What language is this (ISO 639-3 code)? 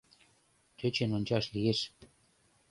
chm